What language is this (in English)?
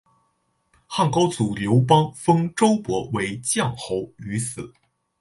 Chinese